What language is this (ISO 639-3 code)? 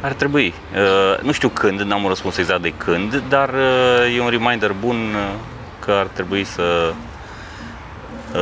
ron